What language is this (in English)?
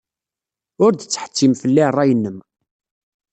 Kabyle